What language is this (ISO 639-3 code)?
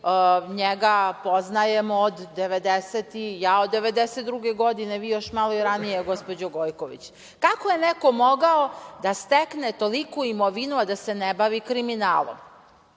srp